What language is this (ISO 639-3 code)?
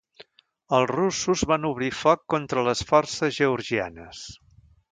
cat